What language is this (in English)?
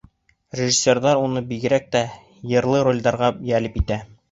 Bashkir